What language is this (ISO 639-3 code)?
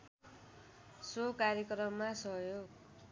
nep